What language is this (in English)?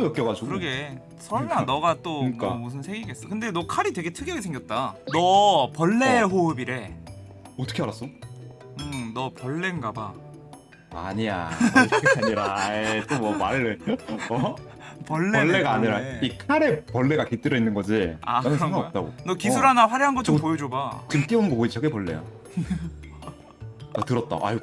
Korean